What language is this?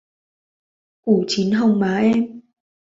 Vietnamese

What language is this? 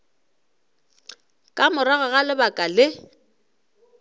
Northern Sotho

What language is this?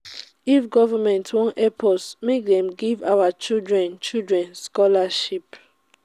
Nigerian Pidgin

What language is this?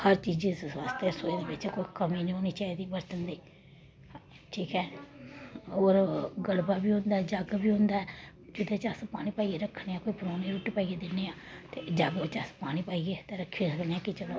Dogri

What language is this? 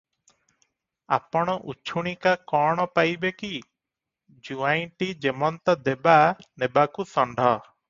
Odia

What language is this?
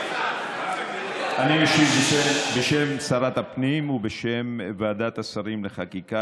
Hebrew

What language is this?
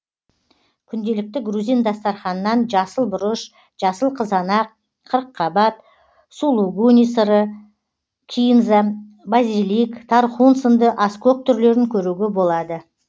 Kazakh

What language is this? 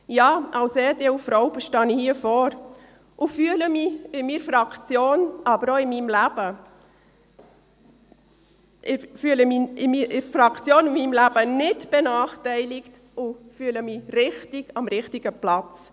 Swiss German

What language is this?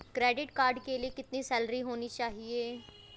Hindi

